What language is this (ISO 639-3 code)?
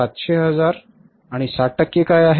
mar